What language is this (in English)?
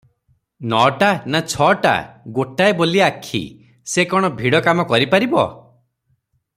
Odia